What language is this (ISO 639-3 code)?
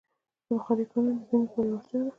pus